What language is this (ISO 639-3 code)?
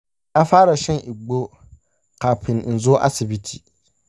hau